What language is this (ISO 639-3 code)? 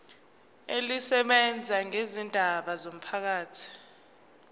zul